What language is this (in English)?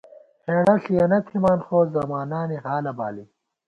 Gawar-Bati